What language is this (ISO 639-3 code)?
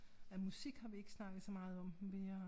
dan